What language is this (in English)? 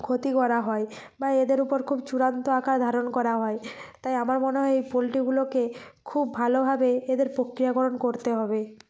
Bangla